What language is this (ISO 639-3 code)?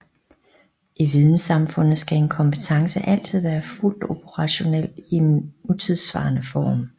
dan